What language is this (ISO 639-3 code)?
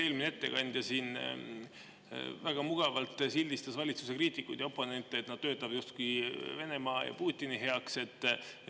est